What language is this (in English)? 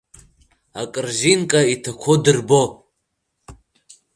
Abkhazian